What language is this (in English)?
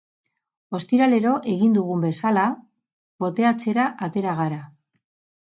Basque